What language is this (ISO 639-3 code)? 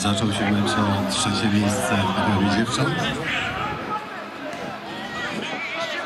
pol